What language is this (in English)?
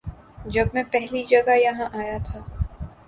Urdu